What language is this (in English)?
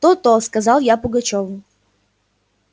Russian